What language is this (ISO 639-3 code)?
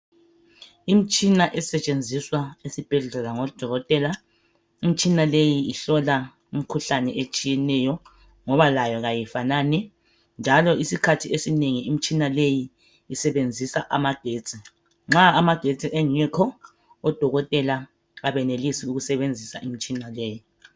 nde